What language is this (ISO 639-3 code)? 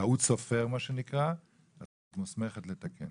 heb